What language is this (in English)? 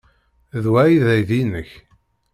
Kabyle